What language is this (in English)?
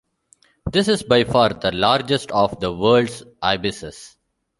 English